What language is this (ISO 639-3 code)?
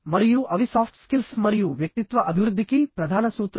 tel